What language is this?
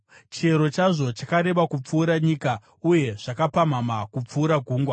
Shona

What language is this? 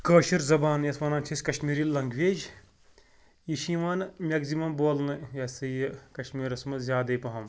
Kashmiri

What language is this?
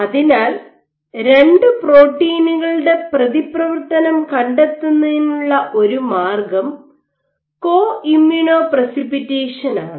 Malayalam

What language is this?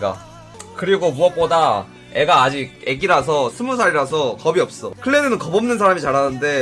Korean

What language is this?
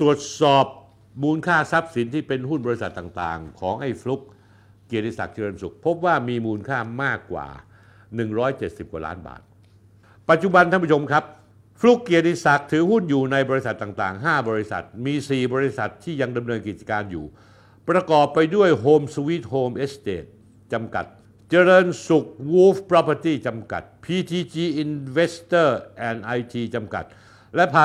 Thai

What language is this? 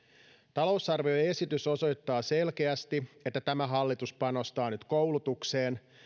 Finnish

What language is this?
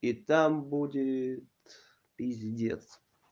Russian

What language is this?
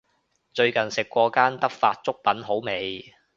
Cantonese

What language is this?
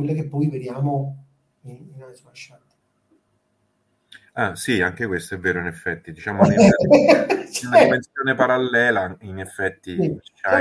Italian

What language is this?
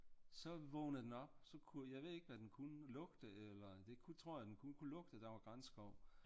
Danish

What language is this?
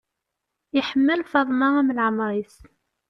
Kabyle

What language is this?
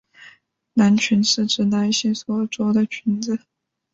Chinese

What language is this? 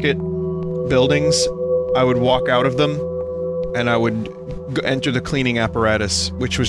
English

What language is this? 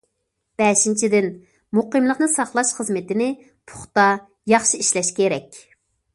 Uyghur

